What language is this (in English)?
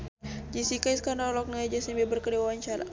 Sundanese